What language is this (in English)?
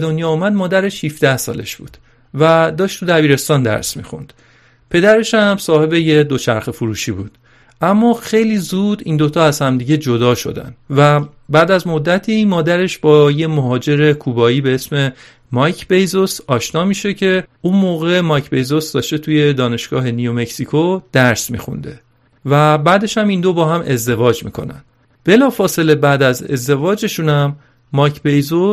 Persian